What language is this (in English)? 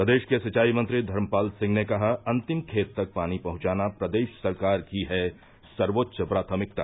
Hindi